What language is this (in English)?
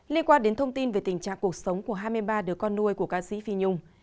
Vietnamese